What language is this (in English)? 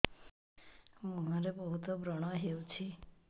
Odia